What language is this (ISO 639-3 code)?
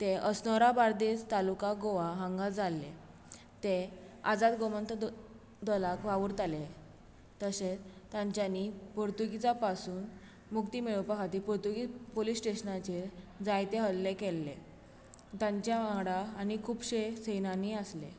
kok